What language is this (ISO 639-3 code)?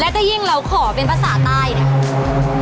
tha